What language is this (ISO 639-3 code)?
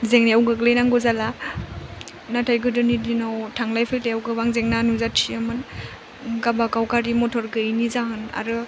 brx